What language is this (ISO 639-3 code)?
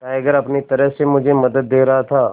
hin